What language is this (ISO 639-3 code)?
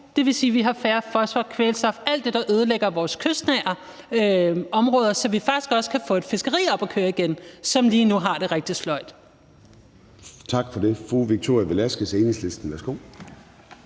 dan